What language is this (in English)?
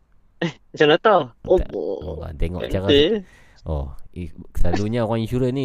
Malay